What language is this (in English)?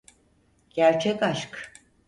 Turkish